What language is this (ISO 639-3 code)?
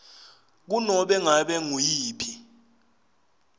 ssw